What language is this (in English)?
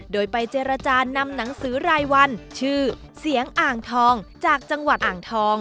Thai